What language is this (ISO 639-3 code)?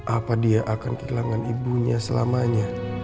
ind